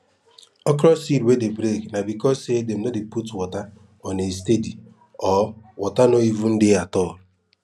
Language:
Nigerian Pidgin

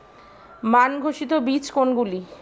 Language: Bangla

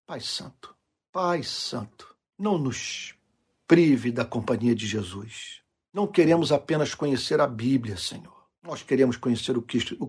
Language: Portuguese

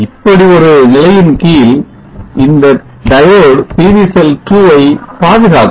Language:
Tamil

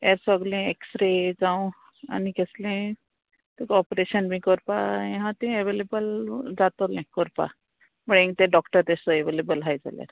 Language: Konkani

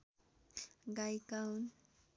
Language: Nepali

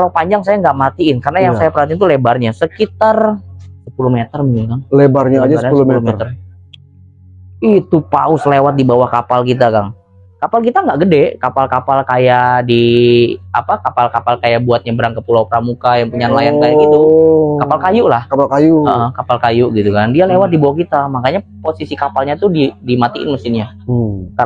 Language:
Indonesian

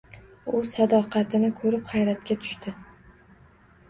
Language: Uzbek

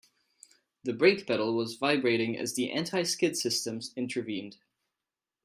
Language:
English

